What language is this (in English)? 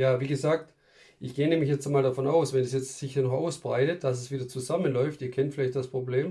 German